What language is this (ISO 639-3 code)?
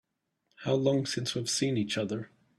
eng